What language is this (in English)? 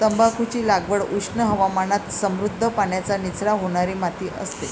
Marathi